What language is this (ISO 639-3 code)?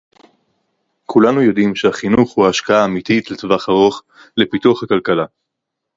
heb